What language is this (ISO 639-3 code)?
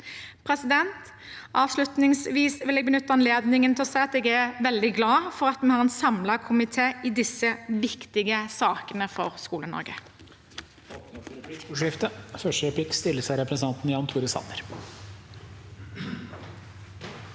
nor